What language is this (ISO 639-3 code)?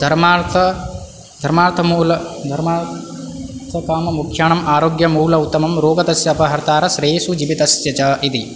san